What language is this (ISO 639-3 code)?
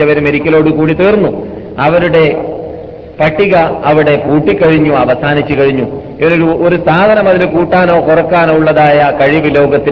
mal